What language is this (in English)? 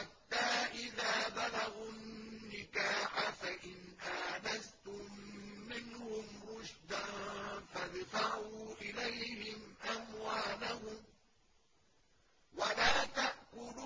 Arabic